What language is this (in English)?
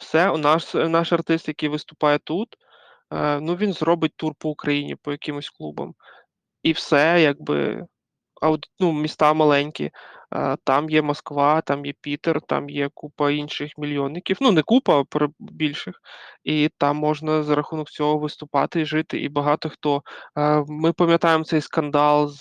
Ukrainian